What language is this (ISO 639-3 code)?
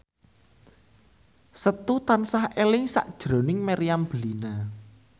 jav